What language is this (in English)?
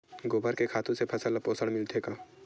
Chhattisgarhi